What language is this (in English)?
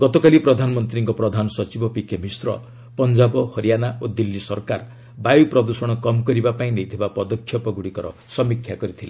Odia